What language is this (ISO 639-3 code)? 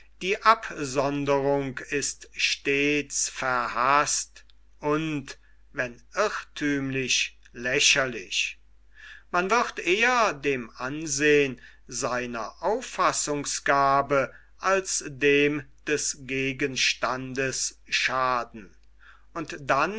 deu